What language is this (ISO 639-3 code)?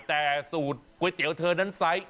tha